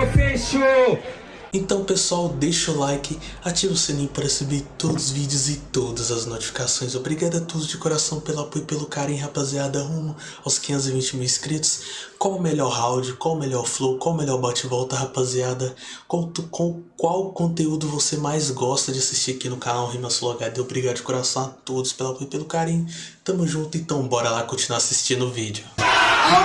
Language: Portuguese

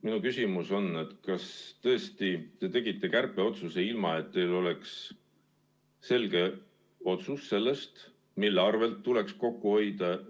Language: Estonian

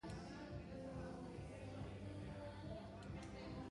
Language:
Basque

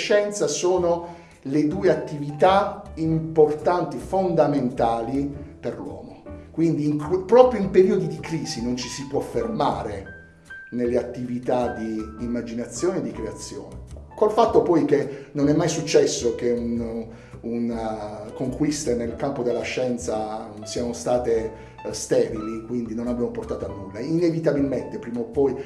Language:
Italian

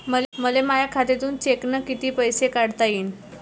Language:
Marathi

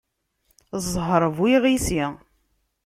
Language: Kabyle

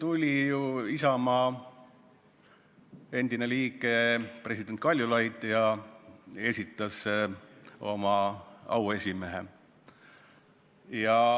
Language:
Estonian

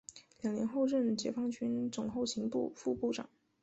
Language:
Chinese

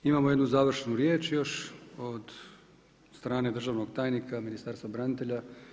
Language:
Croatian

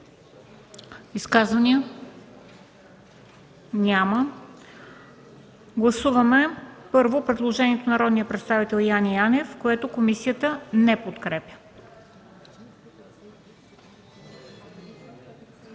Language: Bulgarian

